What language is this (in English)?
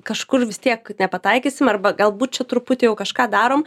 Lithuanian